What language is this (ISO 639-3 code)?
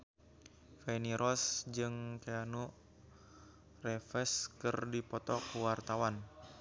sun